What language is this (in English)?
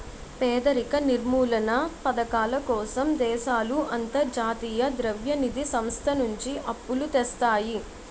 Telugu